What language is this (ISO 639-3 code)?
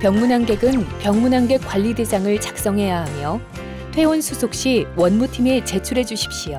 kor